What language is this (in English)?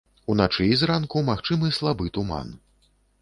Belarusian